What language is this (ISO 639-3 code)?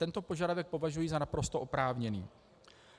ces